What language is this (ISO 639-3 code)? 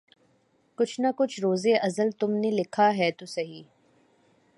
urd